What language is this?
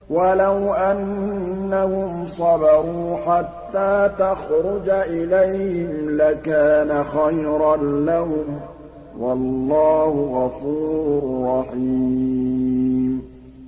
Arabic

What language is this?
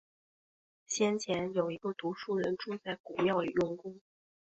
Chinese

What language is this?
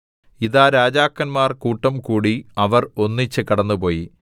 Malayalam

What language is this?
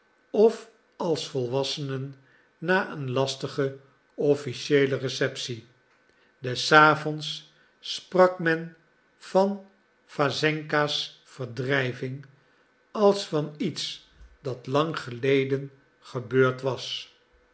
Dutch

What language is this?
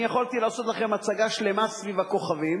Hebrew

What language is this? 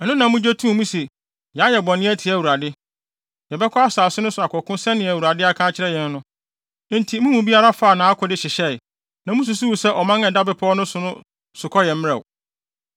Akan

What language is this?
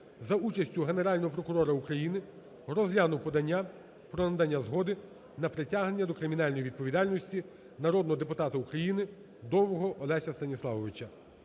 Ukrainian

